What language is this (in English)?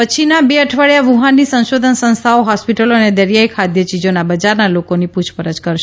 Gujarati